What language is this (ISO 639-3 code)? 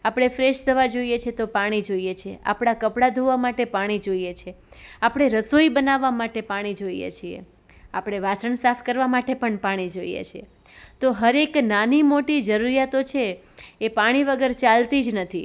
guj